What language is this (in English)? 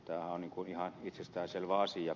Finnish